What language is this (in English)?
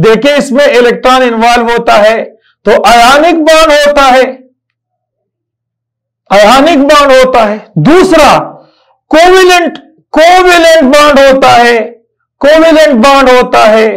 Turkish